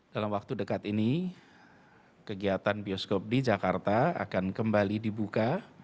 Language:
Indonesian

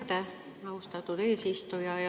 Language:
Estonian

